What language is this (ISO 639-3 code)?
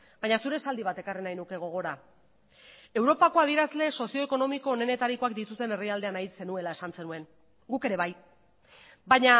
eus